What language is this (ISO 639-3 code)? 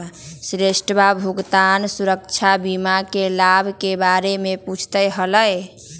mag